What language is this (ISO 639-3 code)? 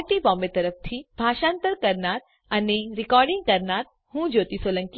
guj